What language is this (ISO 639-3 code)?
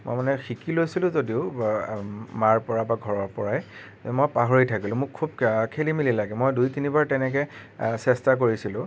asm